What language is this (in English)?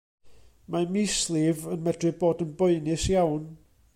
Welsh